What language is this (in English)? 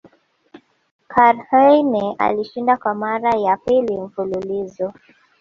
Swahili